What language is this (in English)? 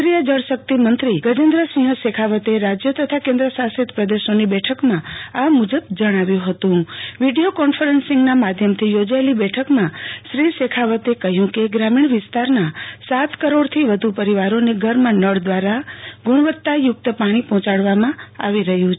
Gujarati